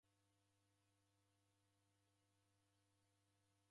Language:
Taita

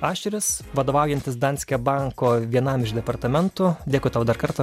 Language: Lithuanian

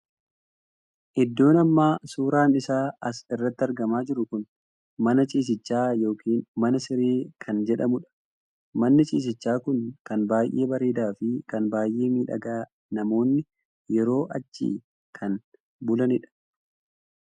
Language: Oromo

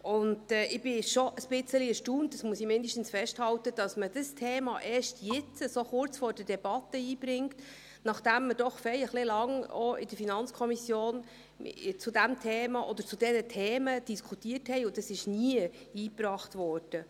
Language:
Swiss German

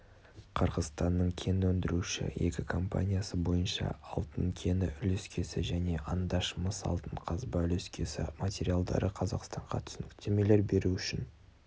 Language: Kazakh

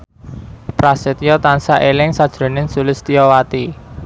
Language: Javanese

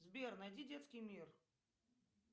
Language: Russian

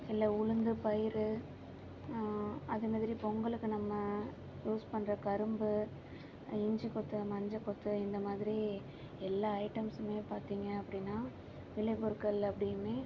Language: Tamil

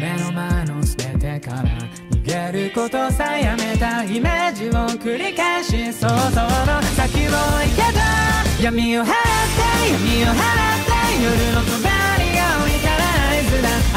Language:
Japanese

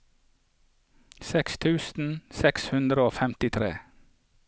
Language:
Norwegian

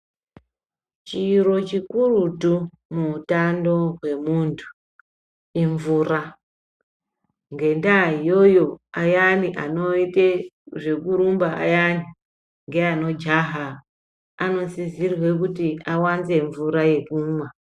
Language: Ndau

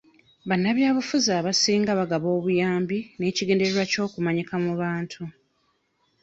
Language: Ganda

